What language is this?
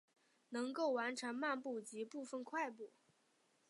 Chinese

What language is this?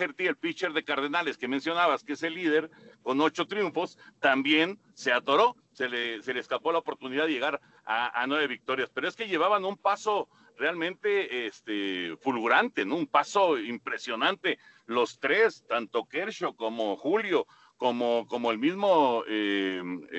Spanish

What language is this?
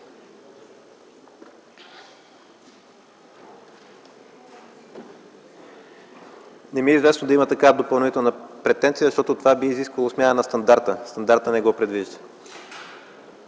Bulgarian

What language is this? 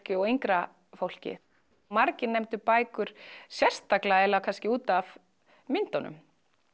Icelandic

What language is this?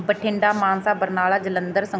Punjabi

